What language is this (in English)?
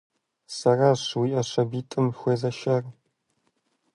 Kabardian